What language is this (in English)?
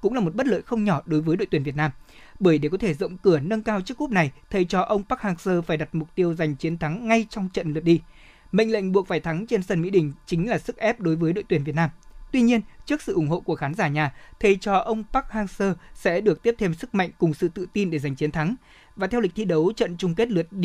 Vietnamese